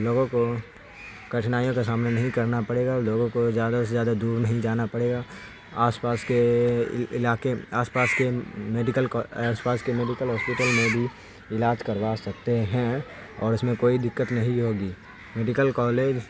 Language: Urdu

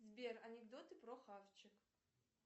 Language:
Russian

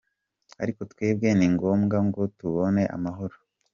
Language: Kinyarwanda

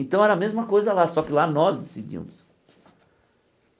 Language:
Portuguese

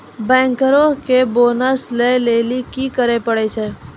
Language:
Maithili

